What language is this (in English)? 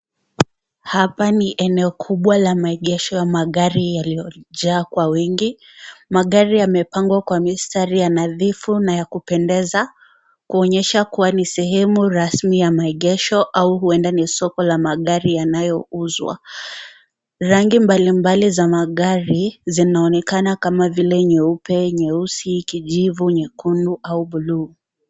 Swahili